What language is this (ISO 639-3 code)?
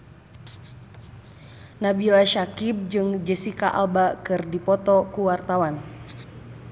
sun